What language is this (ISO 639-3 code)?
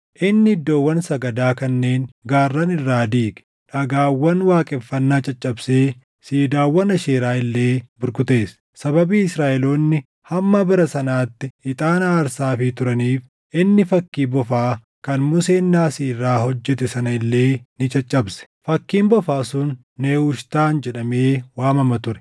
orm